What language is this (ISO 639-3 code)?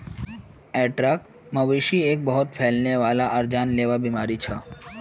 mag